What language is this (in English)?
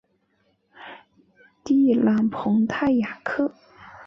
Chinese